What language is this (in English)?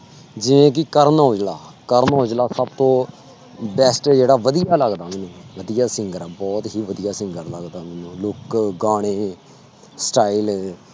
Punjabi